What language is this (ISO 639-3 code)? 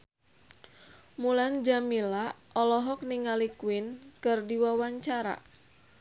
sun